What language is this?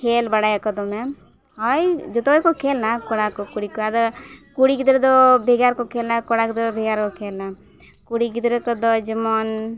Santali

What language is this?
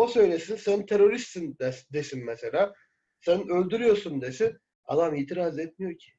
Turkish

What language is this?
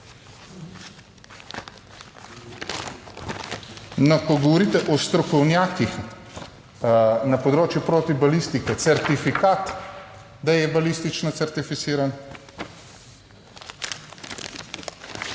Slovenian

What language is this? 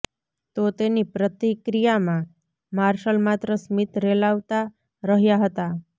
Gujarati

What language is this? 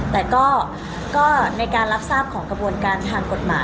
Thai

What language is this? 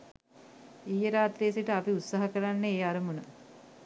Sinhala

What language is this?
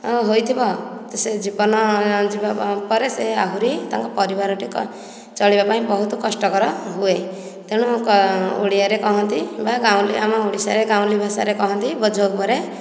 Odia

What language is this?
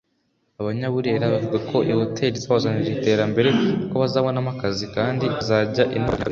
Kinyarwanda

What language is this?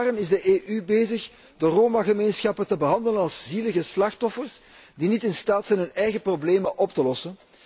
Dutch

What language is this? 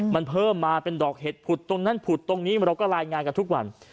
Thai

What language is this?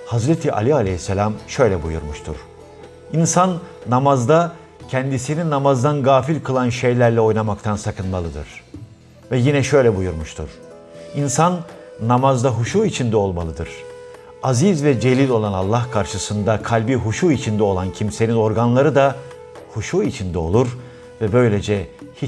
Turkish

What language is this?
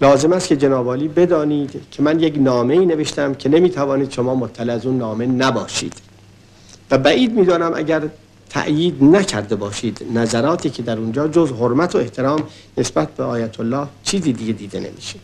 Persian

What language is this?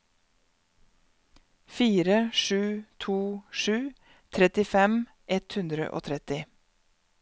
Norwegian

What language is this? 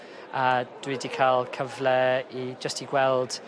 Welsh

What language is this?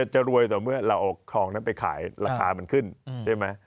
Thai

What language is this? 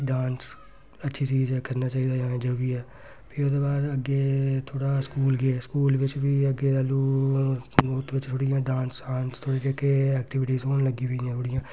Dogri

